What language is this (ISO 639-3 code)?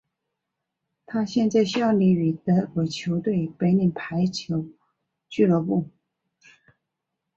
zho